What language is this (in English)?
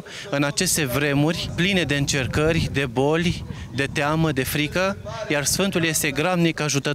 Romanian